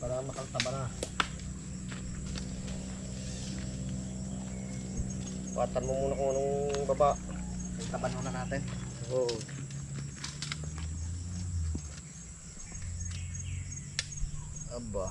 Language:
Filipino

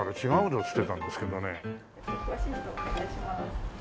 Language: Japanese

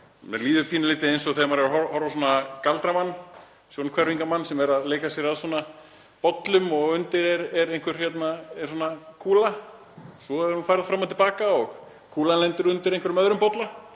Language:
Icelandic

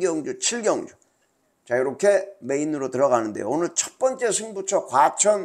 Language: Korean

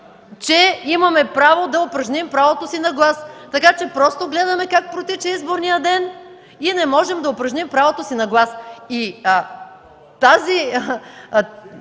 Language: Bulgarian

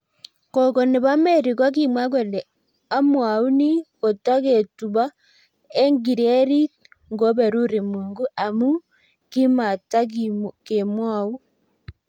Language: Kalenjin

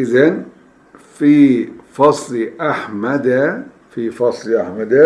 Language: Turkish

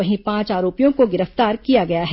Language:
Hindi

